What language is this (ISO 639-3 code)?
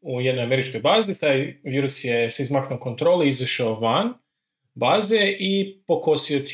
hrv